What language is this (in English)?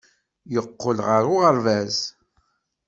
Kabyle